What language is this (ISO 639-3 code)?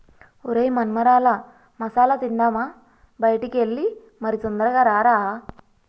tel